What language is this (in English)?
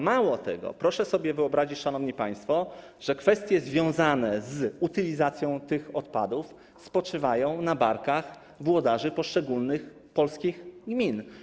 Polish